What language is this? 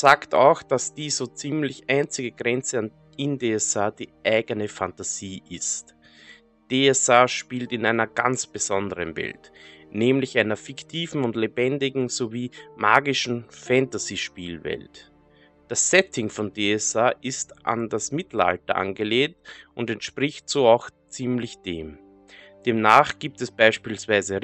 German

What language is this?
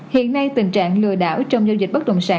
Vietnamese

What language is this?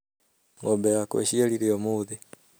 Kikuyu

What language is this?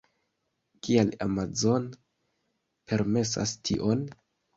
Esperanto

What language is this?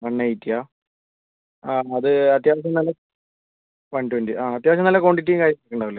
Malayalam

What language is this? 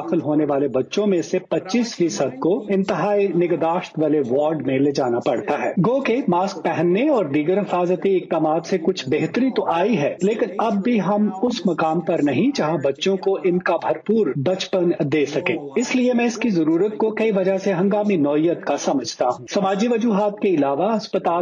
Urdu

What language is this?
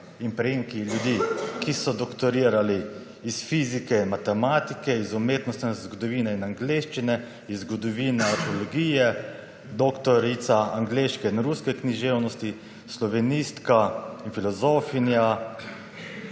Slovenian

